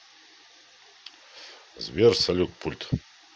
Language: Russian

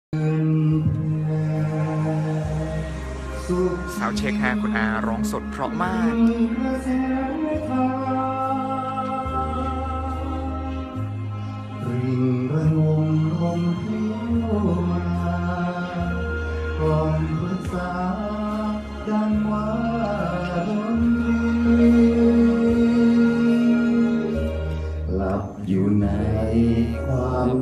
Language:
Thai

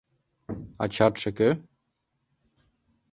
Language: Mari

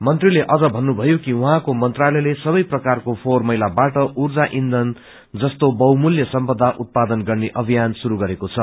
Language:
Nepali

